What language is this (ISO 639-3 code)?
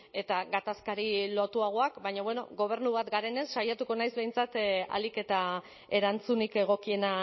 eus